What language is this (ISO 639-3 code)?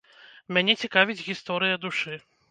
bel